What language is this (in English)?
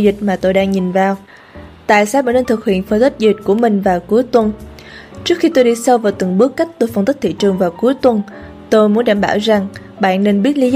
Vietnamese